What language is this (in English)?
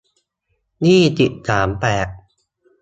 Thai